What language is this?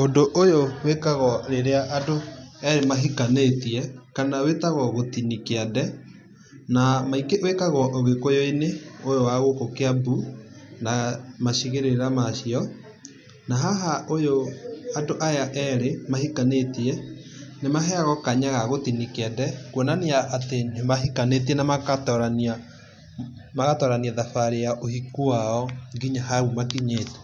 Kikuyu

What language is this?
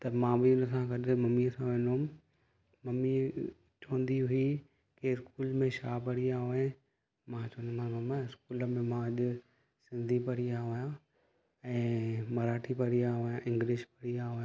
Sindhi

